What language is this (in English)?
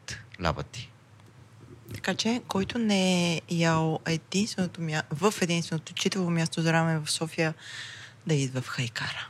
Bulgarian